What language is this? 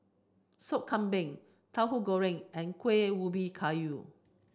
English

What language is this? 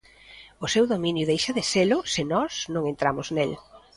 Galician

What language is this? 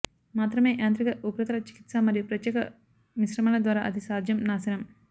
Telugu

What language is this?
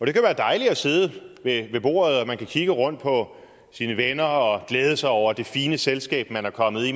Danish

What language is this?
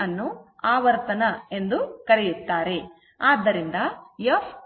Kannada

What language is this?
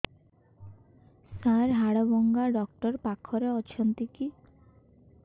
Odia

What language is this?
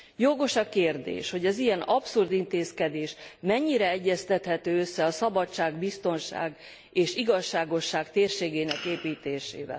Hungarian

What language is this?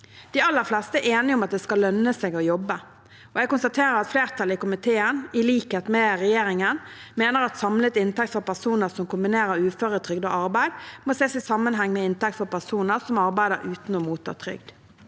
Norwegian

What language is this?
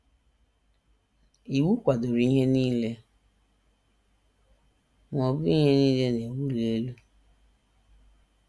Igbo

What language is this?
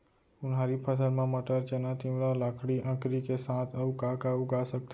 Chhattisgarhi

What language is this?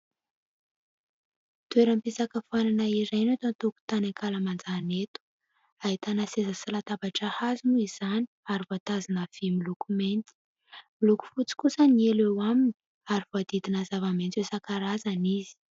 Malagasy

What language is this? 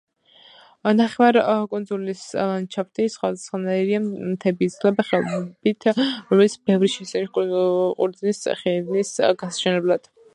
Georgian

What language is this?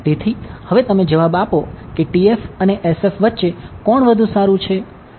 Gujarati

